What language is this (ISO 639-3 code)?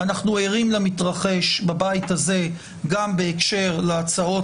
heb